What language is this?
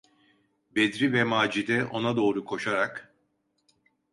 Turkish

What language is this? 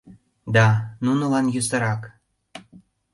Mari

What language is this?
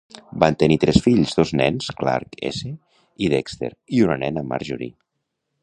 Catalan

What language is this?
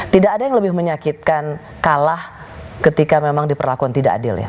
Indonesian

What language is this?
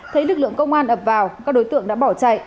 Vietnamese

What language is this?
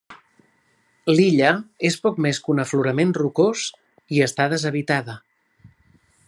Catalan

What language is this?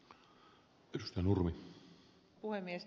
Finnish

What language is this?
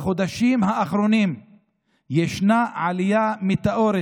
Hebrew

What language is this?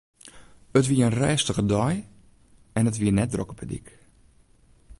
Western Frisian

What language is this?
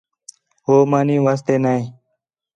Khetrani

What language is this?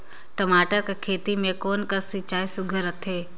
Chhattisgarhi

